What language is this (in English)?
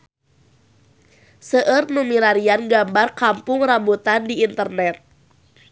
Sundanese